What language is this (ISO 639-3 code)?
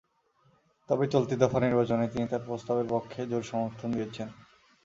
ben